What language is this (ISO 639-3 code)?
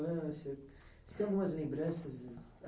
por